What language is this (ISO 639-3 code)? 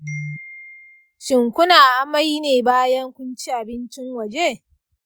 hau